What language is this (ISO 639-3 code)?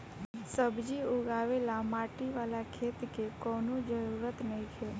bho